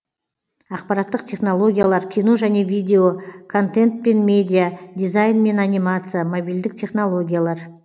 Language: Kazakh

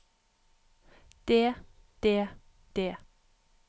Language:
Norwegian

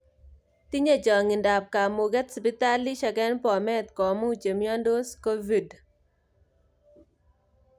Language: Kalenjin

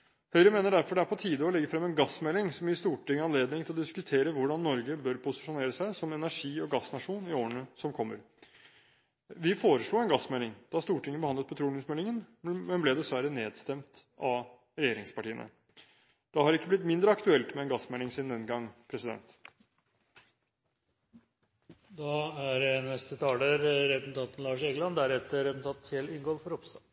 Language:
Norwegian Bokmål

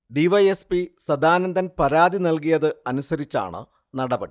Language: Malayalam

